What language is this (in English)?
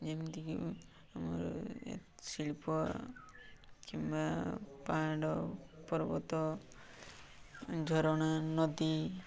Odia